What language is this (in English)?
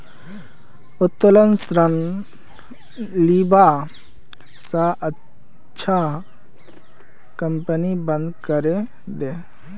Magahi